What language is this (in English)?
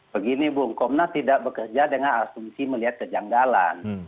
Indonesian